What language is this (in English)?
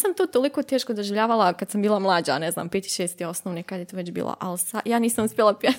Croatian